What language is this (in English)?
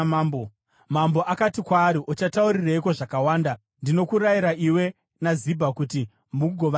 Shona